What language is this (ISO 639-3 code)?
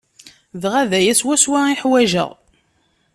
kab